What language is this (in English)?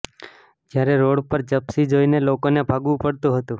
Gujarati